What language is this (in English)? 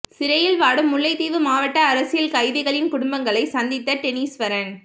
Tamil